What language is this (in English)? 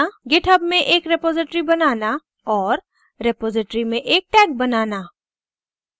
Hindi